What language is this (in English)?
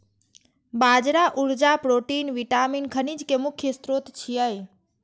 Maithili